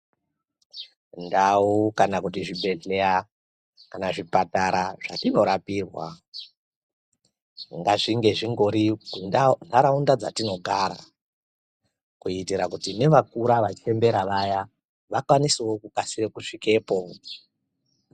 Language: Ndau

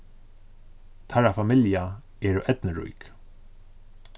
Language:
Faroese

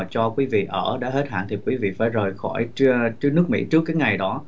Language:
Vietnamese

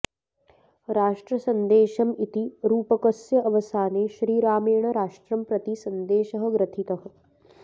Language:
Sanskrit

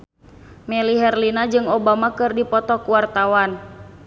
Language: Sundanese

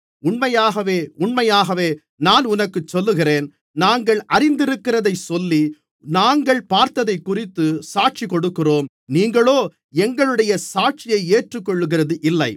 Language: Tamil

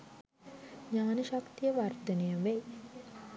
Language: Sinhala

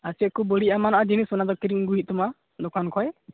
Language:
Santali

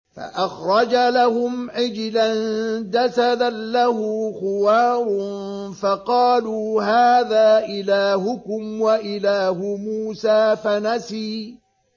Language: Arabic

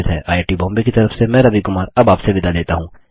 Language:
Hindi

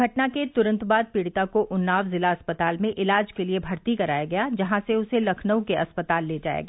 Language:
Hindi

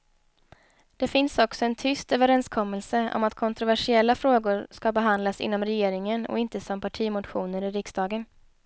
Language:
Swedish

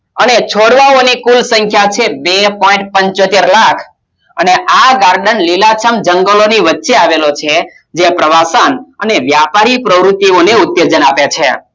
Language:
Gujarati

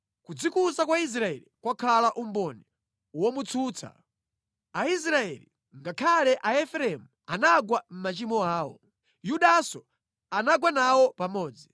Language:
Nyanja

